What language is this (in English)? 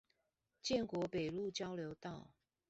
Chinese